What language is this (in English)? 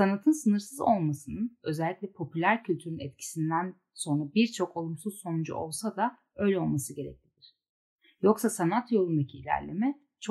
Turkish